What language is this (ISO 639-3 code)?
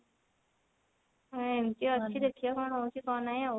ori